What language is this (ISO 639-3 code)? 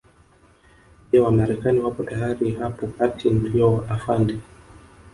swa